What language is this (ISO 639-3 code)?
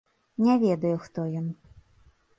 bel